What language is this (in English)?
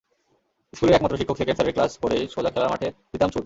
Bangla